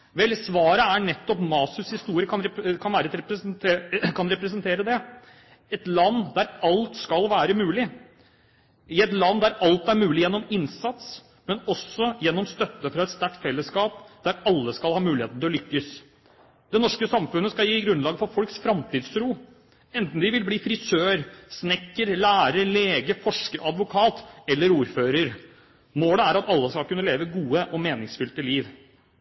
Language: Norwegian Bokmål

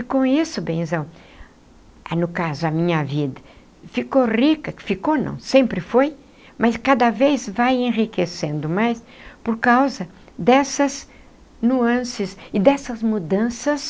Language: Portuguese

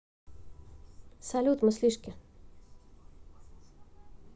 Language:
Russian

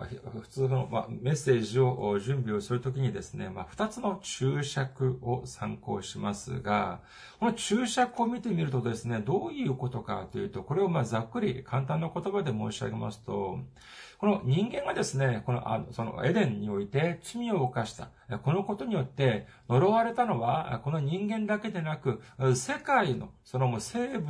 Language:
Japanese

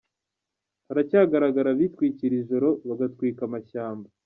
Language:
Kinyarwanda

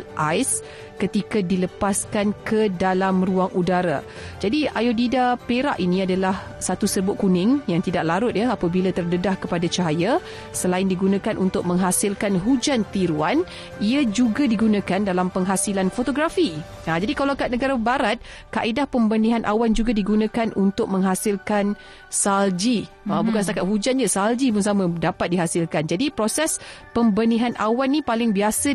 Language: Malay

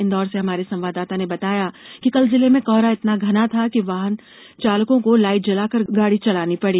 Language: Hindi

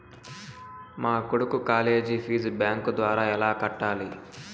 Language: Telugu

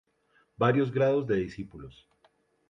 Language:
Spanish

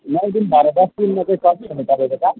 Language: Nepali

